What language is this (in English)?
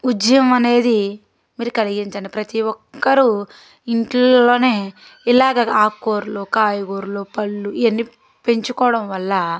Telugu